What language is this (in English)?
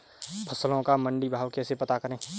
Hindi